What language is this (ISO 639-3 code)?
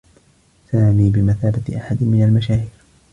ara